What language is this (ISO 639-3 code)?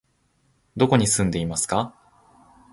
jpn